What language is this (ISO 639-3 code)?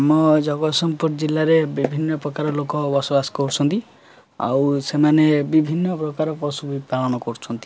ori